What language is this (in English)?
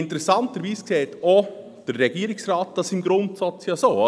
Swiss German